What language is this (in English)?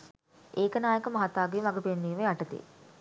Sinhala